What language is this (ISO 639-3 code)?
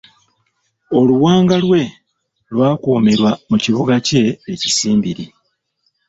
lug